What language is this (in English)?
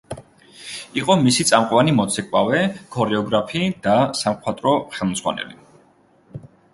Georgian